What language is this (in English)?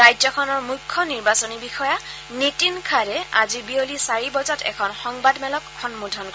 Assamese